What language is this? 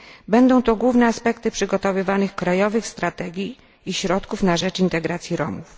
Polish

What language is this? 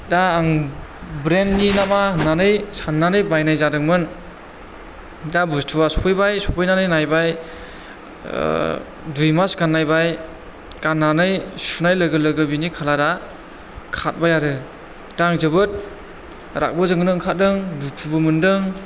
Bodo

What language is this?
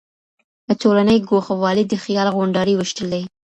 Pashto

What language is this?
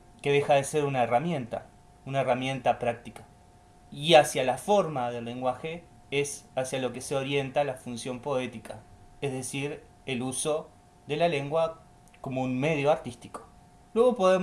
Spanish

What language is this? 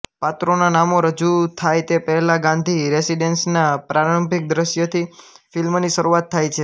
Gujarati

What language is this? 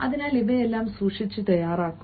Malayalam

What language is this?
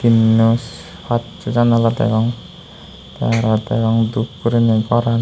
Chakma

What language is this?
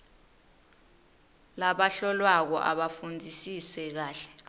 Swati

